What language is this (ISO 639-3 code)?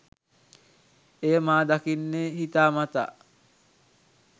sin